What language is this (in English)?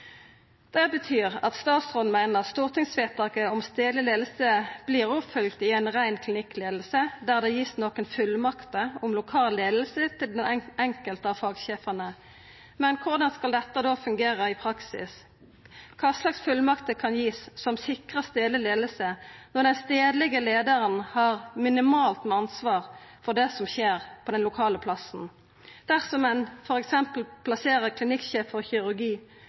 Norwegian Nynorsk